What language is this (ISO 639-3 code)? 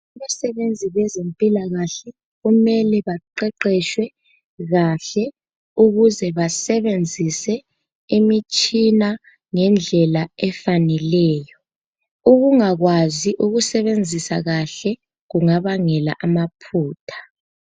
nde